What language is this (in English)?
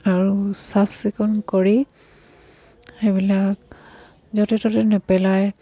Assamese